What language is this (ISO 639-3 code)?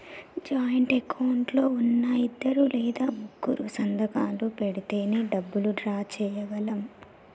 tel